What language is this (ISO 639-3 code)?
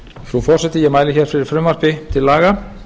isl